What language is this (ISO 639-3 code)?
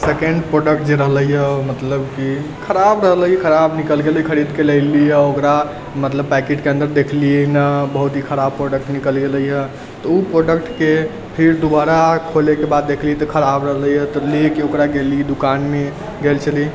mai